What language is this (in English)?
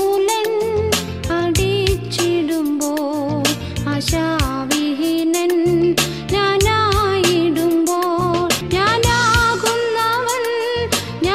Malayalam